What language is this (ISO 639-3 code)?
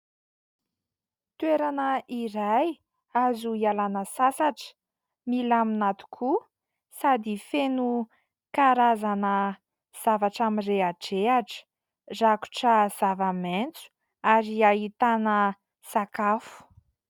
mlg